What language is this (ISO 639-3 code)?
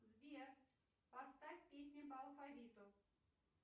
rus